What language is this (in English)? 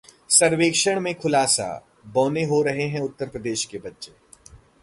Hindi